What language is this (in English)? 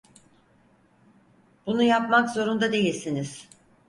Turkish